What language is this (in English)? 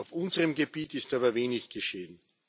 German